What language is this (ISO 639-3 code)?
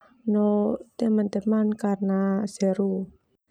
twu